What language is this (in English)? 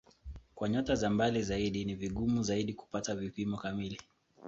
Swahili